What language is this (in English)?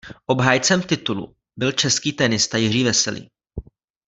Czech